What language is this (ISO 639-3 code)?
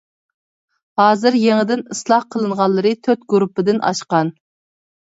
uig